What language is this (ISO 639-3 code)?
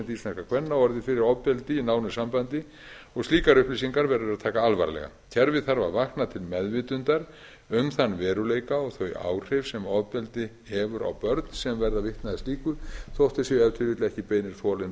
isl